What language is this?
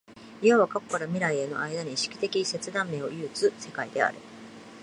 Japanese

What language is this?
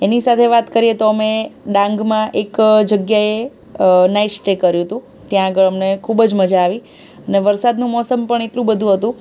Gujarati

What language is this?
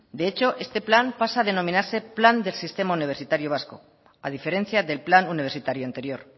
Spanish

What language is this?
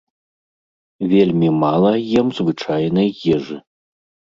Belarusian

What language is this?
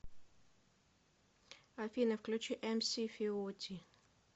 Russian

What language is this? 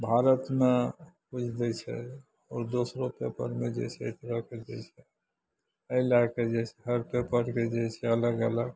Maithili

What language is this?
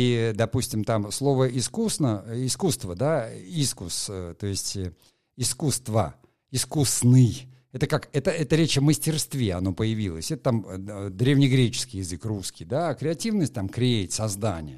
Russian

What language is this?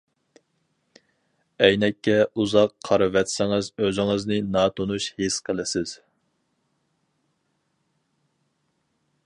Uyghur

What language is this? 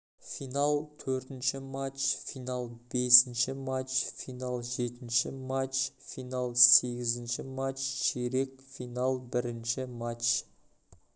Kazakh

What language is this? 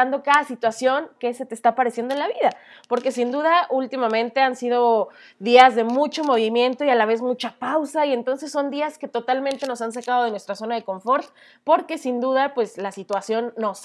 Spanish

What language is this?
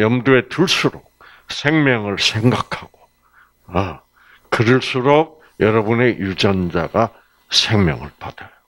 Korean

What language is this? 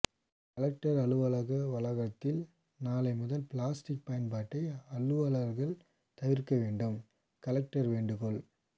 Tamil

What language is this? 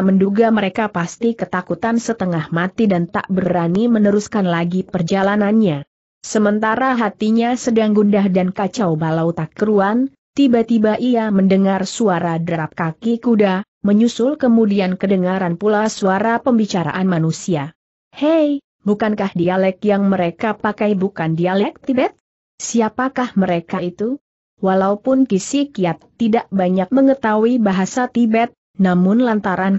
Indonesian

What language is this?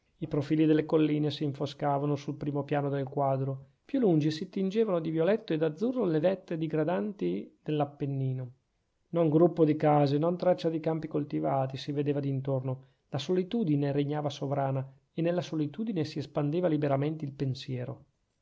Italian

